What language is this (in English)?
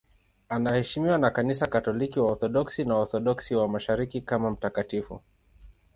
Swahili